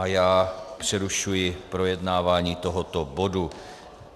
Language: Czech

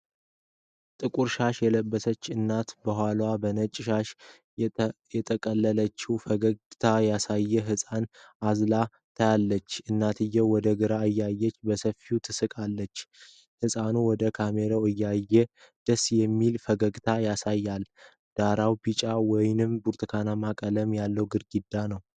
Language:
Amharic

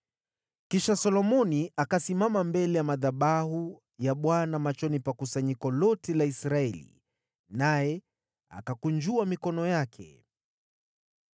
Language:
Swahili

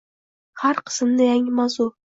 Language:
Uzbek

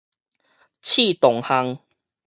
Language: Min Nan Chinese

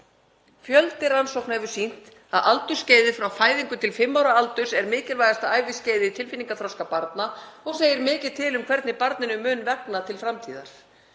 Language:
Icelandic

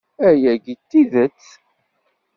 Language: Kabyle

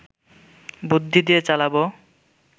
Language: Bangla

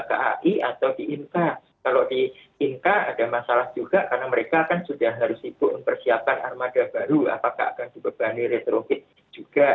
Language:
Indonesian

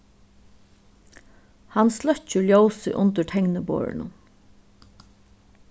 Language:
Faroese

